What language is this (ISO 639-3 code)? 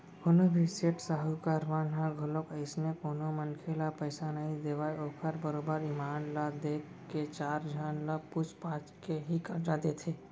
hne